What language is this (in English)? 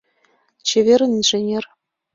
Mari